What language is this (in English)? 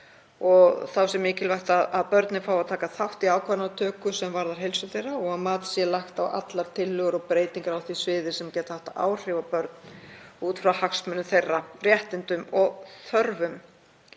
Icelandic